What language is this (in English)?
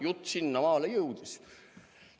Estonian